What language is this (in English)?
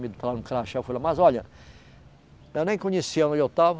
Portuguese